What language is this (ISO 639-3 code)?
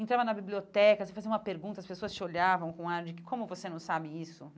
por